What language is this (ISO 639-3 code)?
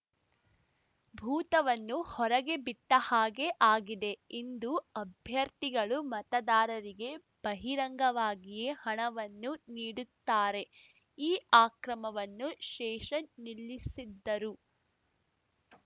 kan